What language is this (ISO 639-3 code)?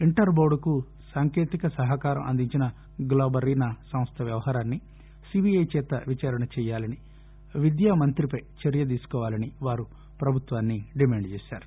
tel